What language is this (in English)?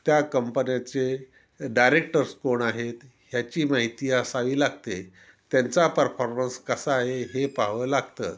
Marathi